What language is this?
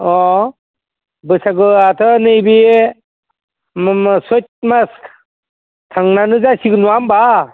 Bodo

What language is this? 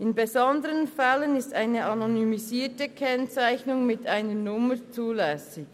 Swiss German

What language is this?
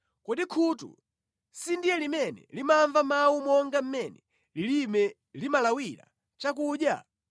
Nyanja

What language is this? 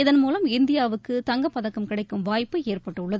Tamil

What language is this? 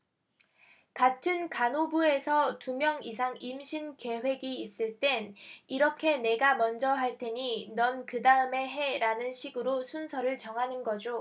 Korean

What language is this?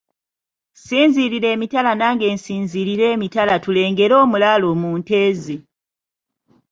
Ganda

